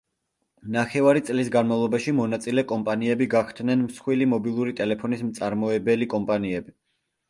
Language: Georgian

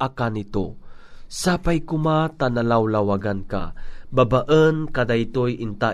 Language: Filipino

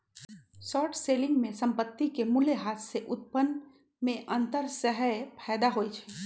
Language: Magahi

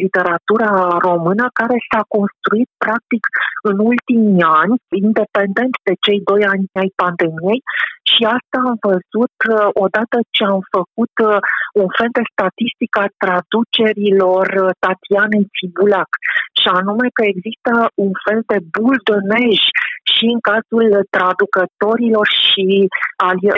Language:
Romanian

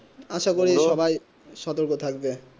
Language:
Bangla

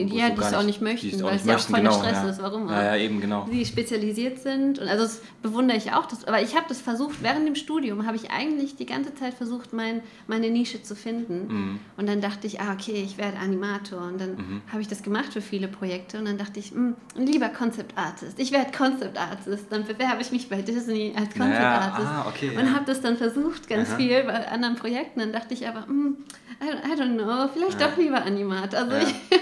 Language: German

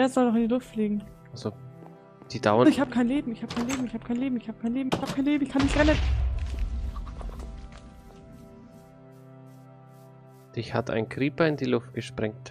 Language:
German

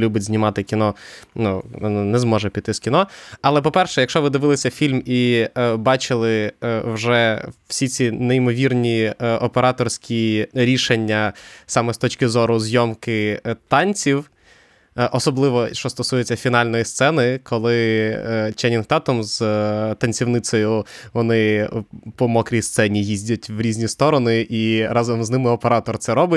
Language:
Ukrainian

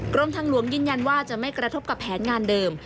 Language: Thai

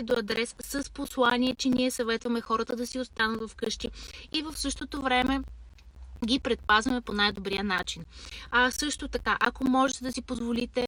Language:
Bulgarian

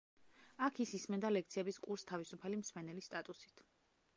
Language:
Georgian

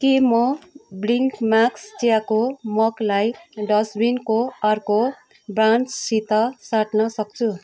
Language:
Nepali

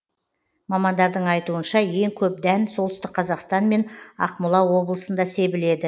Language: Kazakh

